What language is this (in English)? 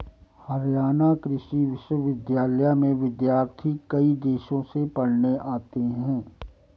Hindi